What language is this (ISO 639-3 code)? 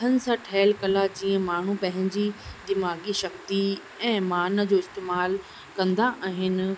snd